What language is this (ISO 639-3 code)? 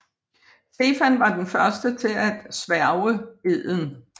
dan